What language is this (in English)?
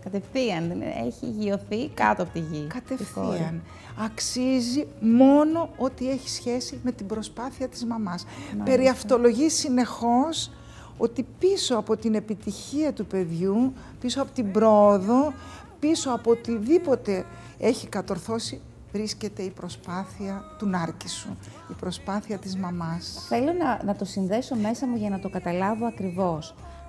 Greek